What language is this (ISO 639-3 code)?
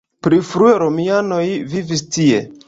epo